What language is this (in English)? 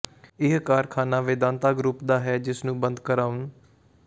Punjabi